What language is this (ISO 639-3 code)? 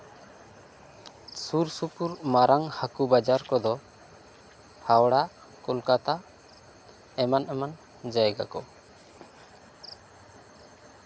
sat